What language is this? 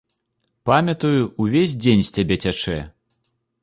Belarusian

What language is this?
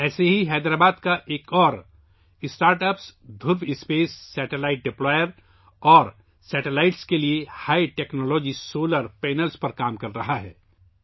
Urdu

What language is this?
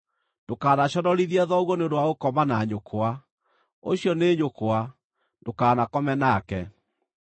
Kikuyu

